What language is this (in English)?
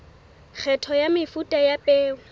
Southern Sotho